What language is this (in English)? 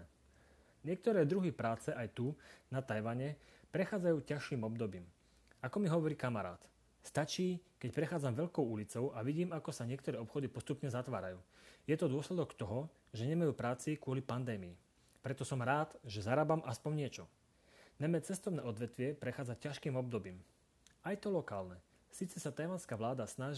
Slovak